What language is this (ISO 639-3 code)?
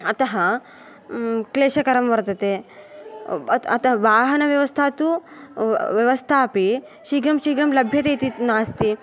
san